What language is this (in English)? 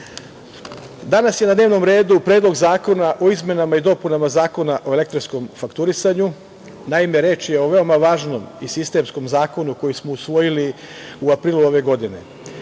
Serbian